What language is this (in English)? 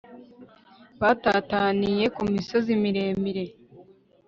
Kinyarwanda